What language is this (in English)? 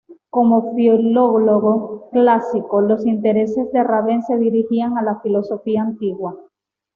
Spanish